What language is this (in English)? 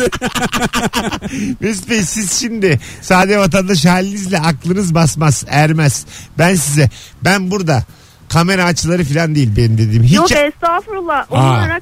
Turkish